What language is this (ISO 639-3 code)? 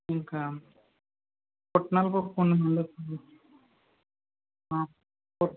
tel